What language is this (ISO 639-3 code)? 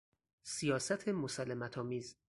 fas